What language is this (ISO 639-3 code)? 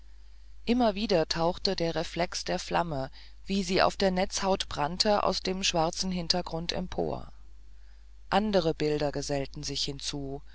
deu